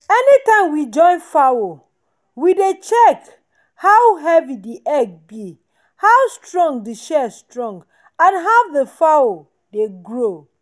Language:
Nigerian Pidgin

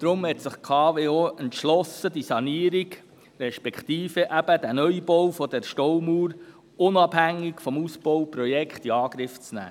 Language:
Swiss German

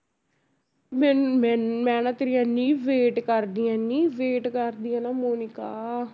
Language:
Punjabi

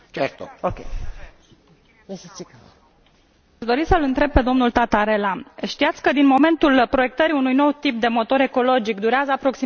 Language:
Romanian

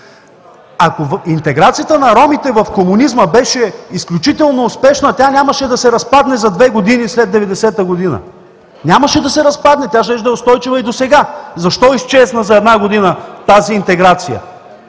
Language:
Bulgarian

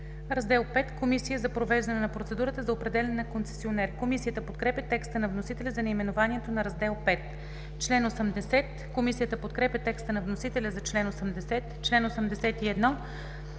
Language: Bulgarian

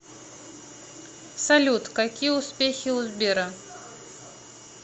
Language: Russian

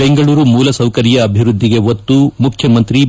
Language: Kannada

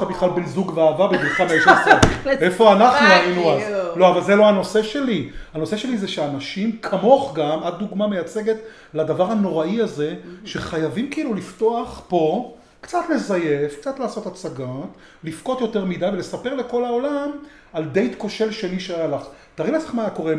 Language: Hebrew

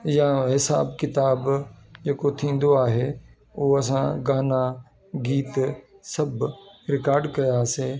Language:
Sindhi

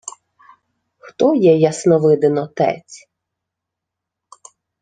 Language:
Ukrainian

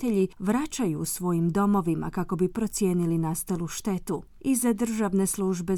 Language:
Croatian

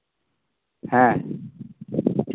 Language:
Santali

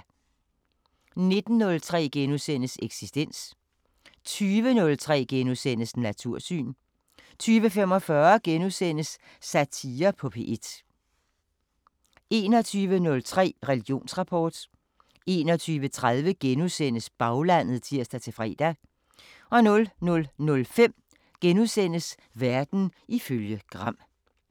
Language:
Danish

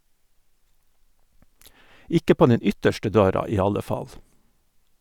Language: Norwegian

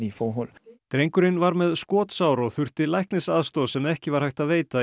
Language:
Icelandic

